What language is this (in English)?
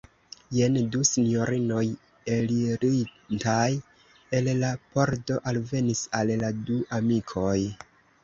Esperanto